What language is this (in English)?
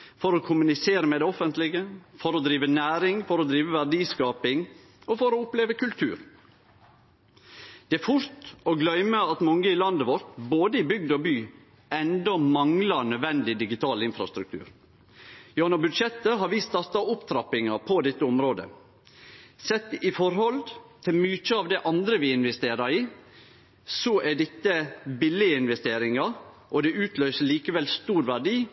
Norwegian Nynorsk